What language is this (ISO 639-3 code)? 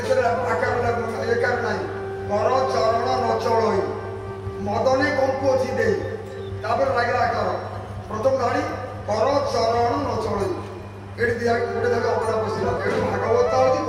kor